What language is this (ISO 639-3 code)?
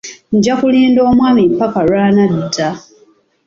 lug